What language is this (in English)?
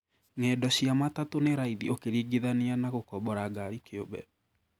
Kikuyu